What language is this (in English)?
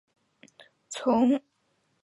Chinese